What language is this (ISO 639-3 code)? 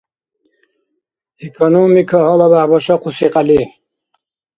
dar